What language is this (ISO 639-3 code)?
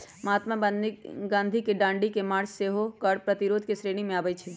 mag